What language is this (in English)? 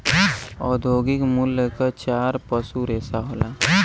Bhojpuri